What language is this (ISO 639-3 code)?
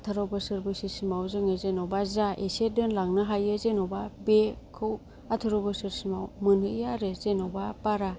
brx